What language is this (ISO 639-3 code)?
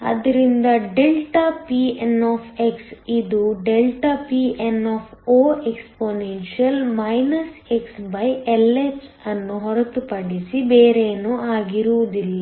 kan